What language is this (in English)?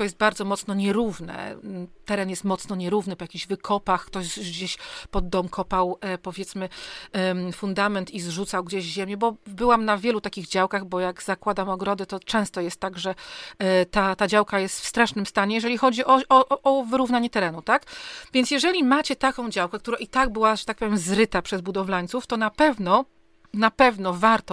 Polish